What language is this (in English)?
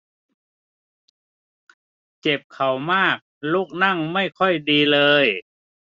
Thai